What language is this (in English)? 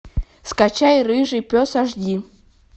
Russian